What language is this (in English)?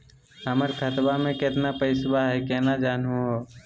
Magahi